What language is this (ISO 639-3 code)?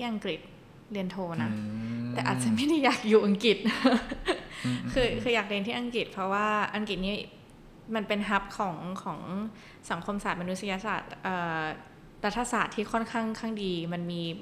tha